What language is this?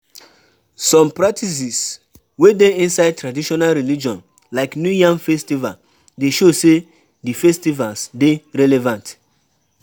Nigerian Pidgin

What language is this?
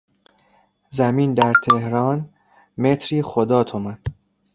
Persian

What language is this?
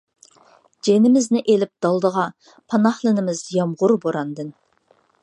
Uyghur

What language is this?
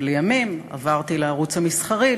Hebrew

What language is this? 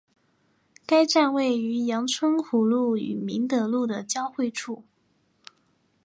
Chinese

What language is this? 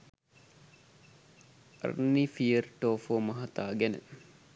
Sinhala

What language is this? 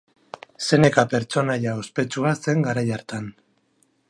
Basque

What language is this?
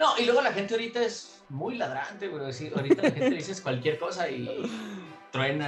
Spanish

